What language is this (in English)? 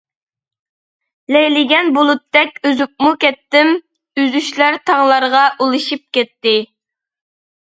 Uyghur